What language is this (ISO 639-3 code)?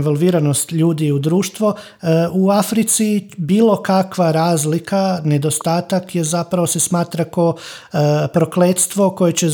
hrv